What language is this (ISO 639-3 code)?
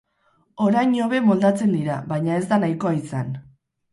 eus